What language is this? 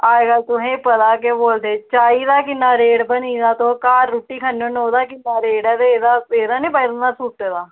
Dogri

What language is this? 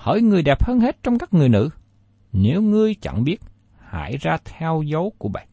Vietnamese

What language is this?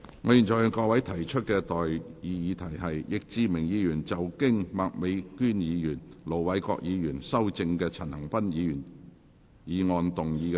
Cantonese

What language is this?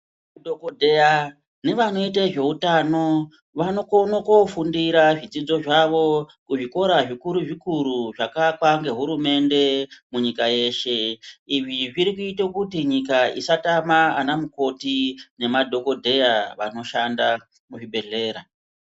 Ndau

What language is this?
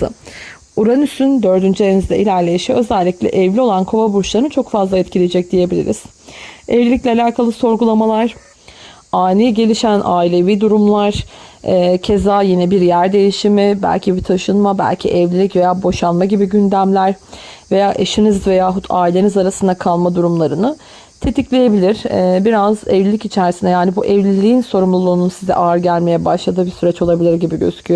Turkish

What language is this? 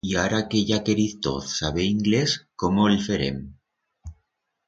Aragonese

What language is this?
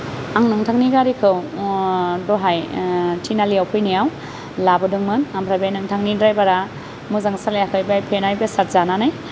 Bodo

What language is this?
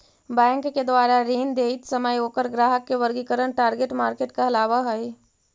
Magahi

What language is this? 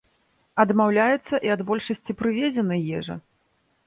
Belarusian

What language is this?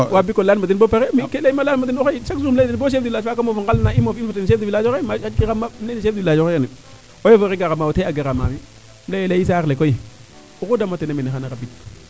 Serer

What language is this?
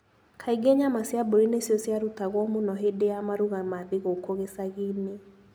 Kikuyu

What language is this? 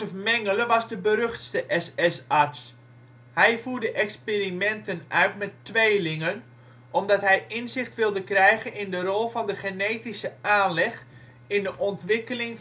Dutch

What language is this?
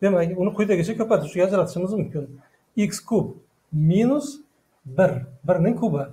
Turkish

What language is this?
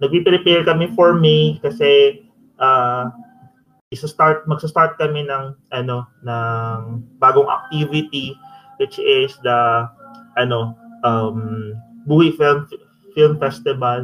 Filipino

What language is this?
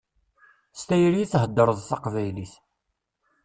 Kabyle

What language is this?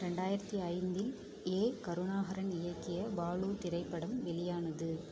Tamil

